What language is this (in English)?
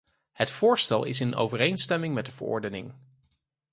Dutch